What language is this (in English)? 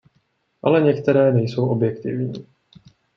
Czech